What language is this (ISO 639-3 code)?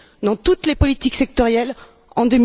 fra